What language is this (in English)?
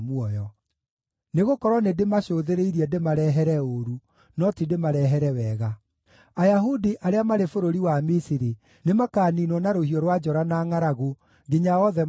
Kikuyu